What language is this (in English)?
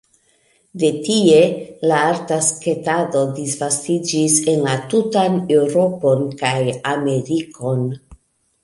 Esperanto